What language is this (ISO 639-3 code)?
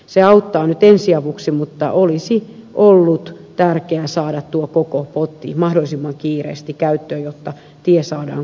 fin